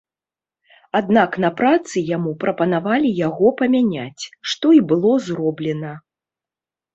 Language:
Belarusian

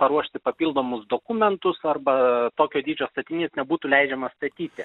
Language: Lithuanian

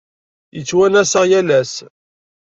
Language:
Kabyle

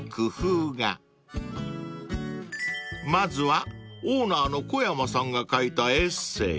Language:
Japanese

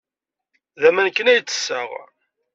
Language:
Kabyle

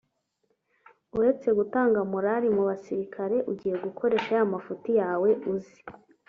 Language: Kinyarwanda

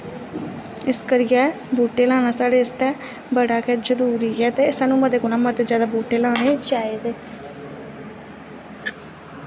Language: Dogri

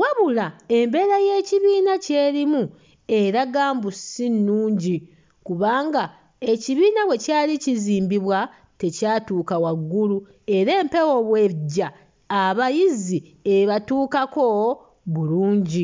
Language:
Ganda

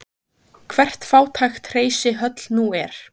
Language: Icelandic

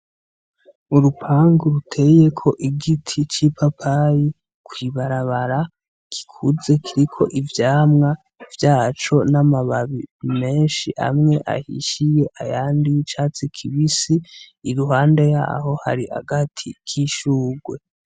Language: Rundi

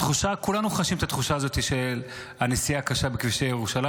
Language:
Hebrew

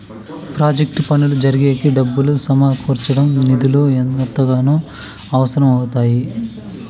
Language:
Telugu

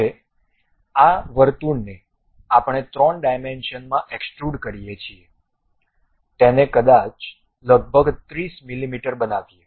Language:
Gujarati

